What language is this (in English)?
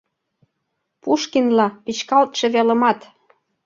Mari